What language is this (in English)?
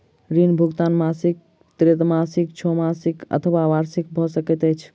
Maithili